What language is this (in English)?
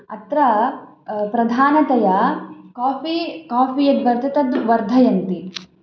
Sanskrit